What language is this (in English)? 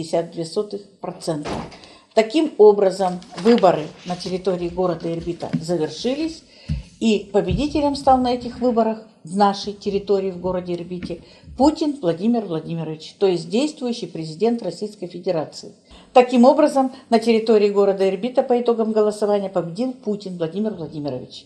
Russian